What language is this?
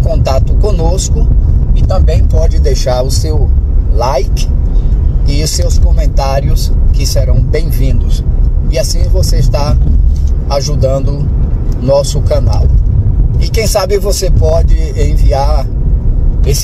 Portuguese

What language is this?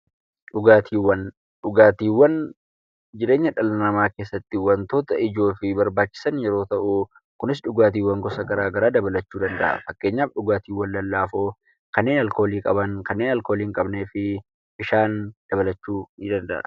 Oromo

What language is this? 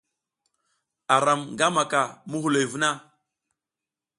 South Giziga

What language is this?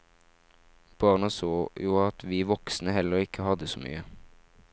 Norwegian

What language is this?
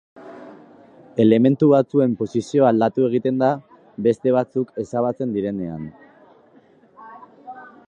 Basque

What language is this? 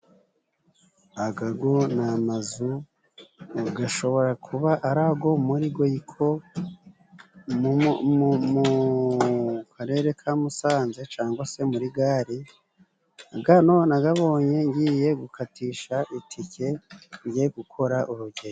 Kinyarwanda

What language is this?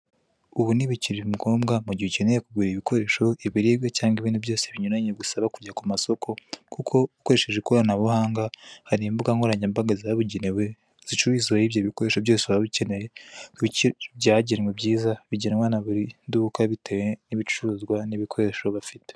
Kinyarwanda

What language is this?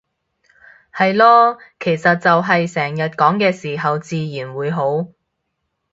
Cantonese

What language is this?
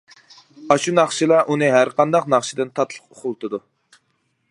Uyghur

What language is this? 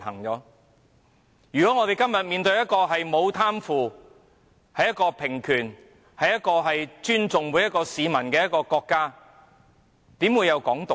Cantonese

